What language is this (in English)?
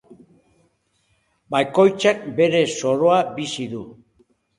Basque